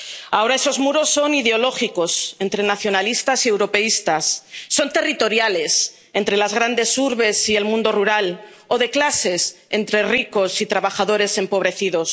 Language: Spanish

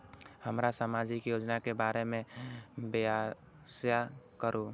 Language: Maithili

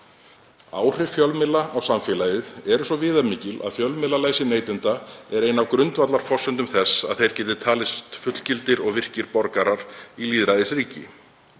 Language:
Icelandic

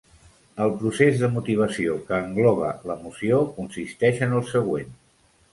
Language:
Catalan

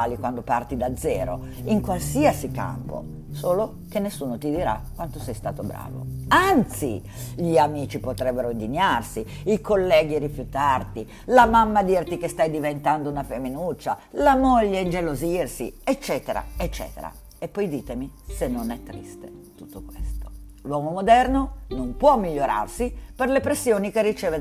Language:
Italian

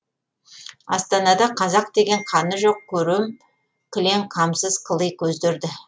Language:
Kazakh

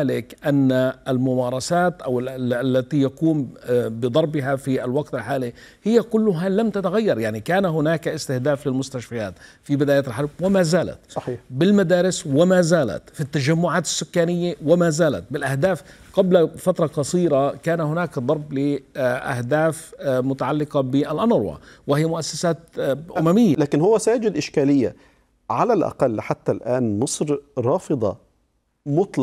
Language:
Arabic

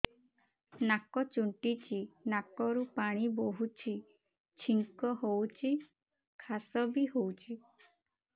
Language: Odia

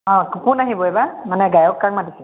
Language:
Assamese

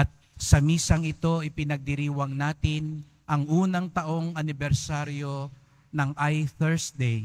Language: Filipino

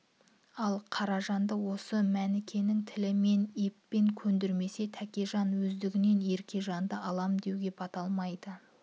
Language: Kazakh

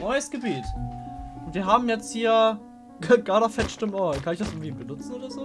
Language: German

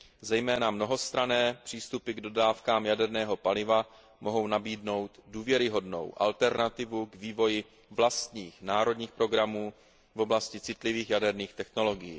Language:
Czech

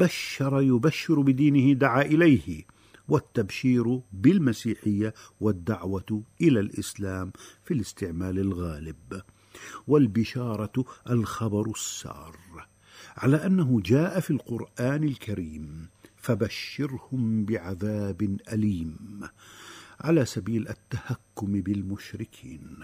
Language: Arabic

